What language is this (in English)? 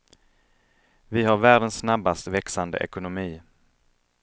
Swedish